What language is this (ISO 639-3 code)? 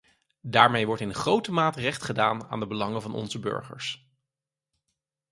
nld